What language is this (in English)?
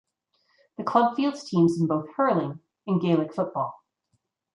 English